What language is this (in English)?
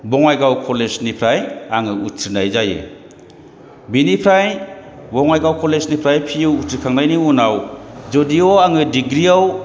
Bodo